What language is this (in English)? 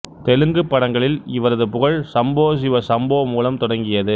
Tamil